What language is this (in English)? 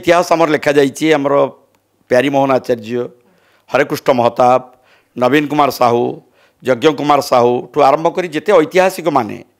Bangla